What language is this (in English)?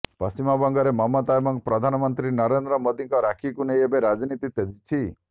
Odia